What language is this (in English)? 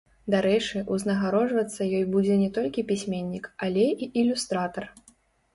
Belarusian